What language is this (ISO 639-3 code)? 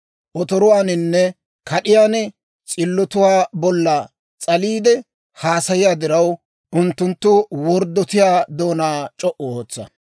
dwr